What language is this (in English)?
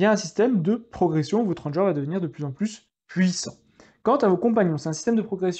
French